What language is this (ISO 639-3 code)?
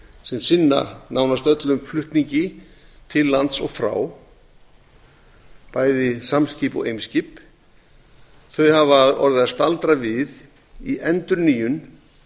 isl